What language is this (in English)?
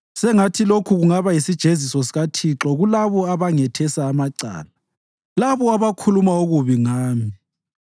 North Ndebele